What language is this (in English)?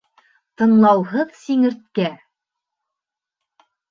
Bashkir